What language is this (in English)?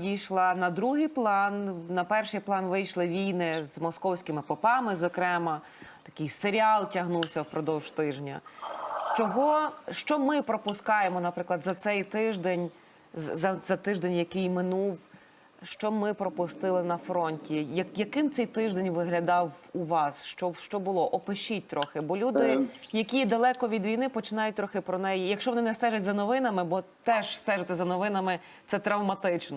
Ukrainian